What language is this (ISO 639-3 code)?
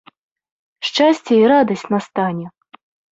bel